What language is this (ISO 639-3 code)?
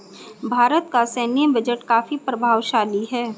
hin